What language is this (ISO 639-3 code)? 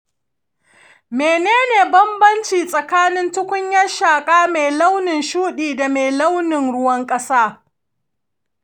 hau